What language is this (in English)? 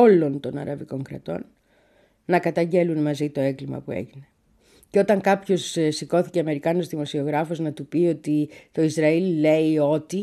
Greek